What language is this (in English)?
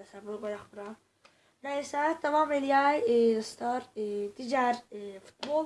Turkish